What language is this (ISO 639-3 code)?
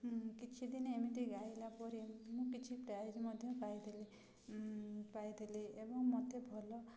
ori